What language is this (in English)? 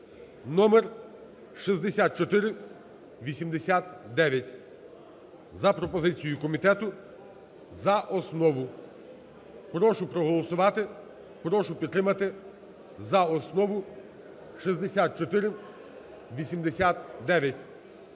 Ukrainian